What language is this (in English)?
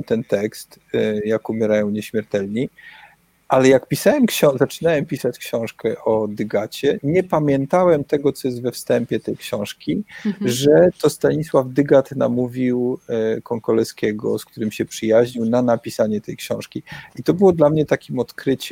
Polish